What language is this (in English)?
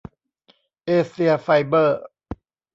Thai